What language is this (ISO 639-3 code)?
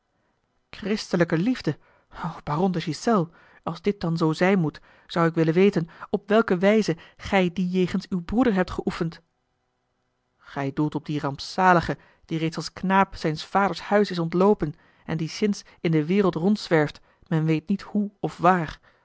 nld